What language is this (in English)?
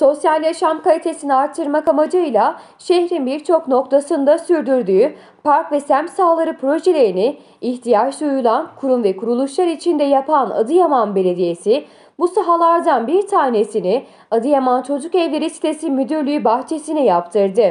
Turkish